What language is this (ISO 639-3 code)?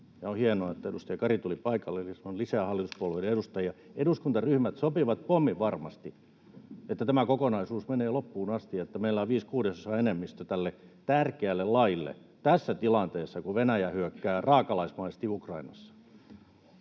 fin